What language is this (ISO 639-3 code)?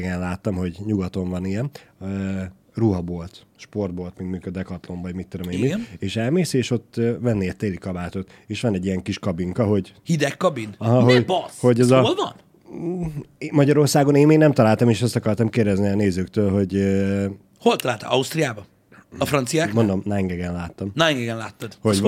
hun